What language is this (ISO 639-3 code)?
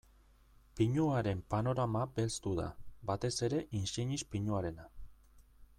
eus